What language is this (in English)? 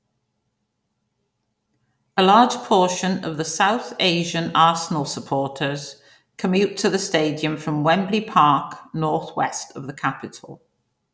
English